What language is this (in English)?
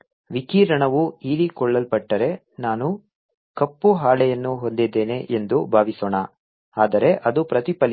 Kannada